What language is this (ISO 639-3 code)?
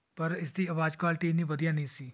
pan